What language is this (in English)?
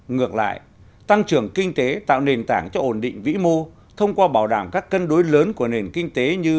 Vietnamese